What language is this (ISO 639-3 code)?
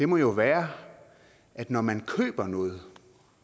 dan